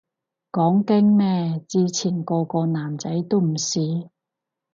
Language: Cantonese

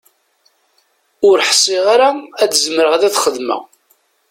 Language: Kabyle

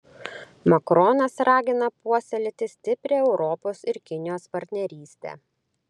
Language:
Lithuanian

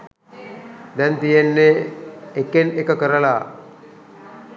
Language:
Sinhala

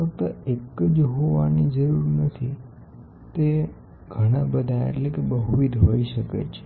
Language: Gujarati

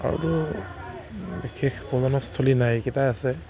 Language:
Assamese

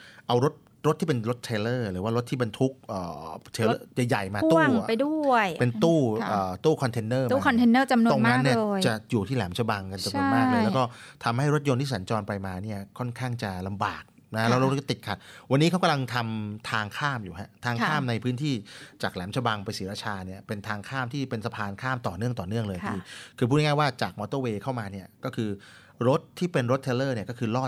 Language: Thai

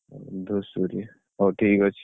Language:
Odia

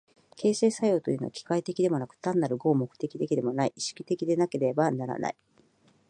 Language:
Japanese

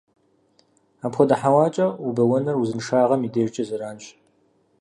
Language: Kabardian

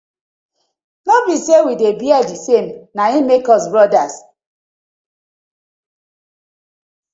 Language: Nigerian Pidgin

